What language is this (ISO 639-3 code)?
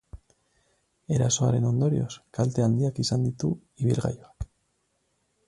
eus